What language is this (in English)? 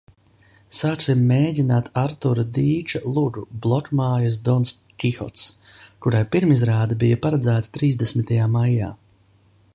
Latvian